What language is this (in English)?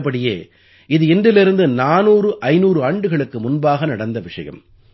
Tamil